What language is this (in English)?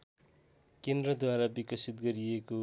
Nepali